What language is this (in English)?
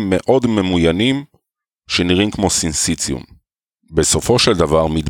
Hebrew